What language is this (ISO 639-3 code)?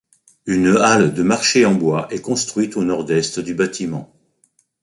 fra